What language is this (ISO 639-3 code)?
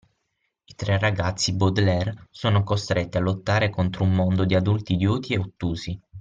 ita